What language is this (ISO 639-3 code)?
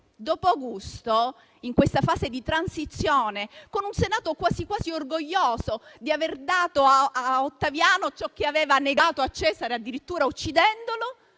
ita